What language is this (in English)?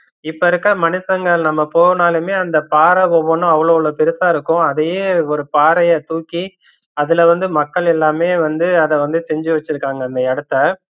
Tamil